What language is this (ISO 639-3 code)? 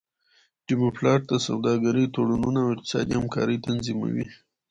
pus